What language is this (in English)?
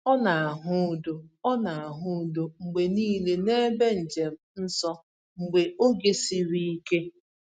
Igbo